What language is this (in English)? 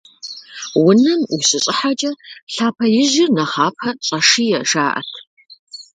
Kabardian